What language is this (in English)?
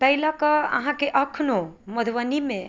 Maithili